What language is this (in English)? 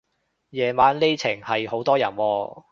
Cantonese